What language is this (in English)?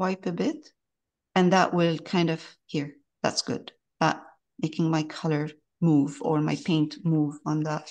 English